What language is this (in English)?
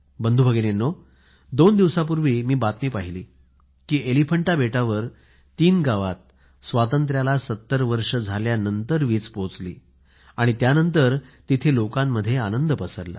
Marathi